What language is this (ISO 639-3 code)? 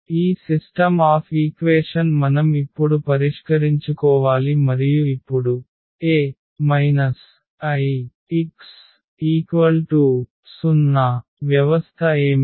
tel